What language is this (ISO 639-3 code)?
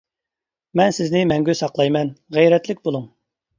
uig